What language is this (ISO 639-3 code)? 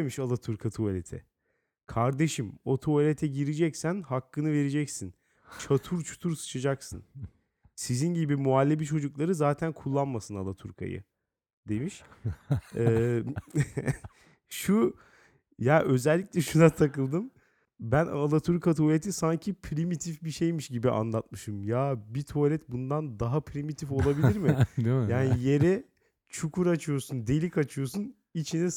tur